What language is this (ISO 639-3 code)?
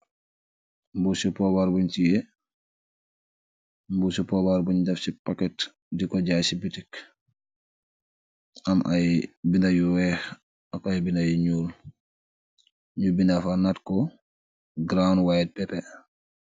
wol